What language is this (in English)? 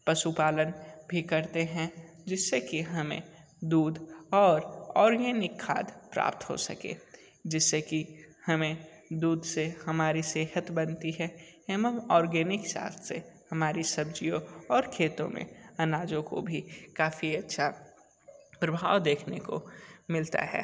Hindi